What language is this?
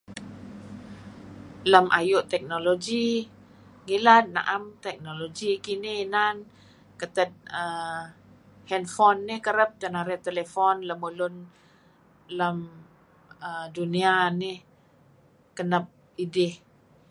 Kelabit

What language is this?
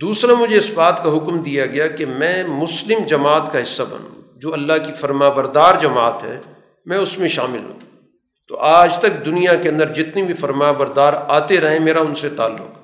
Urdu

